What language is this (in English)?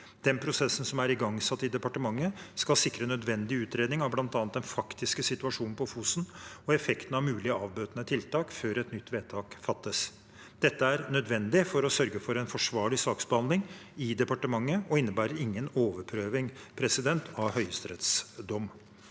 Norwegian